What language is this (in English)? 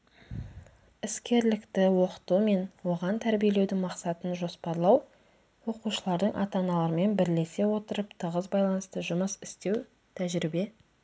Kazakh